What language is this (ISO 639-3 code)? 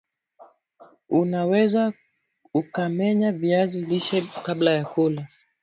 swa